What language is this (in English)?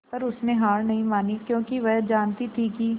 Hindi